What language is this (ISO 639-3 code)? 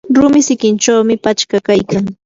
qur